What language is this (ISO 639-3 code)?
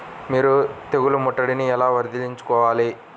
tel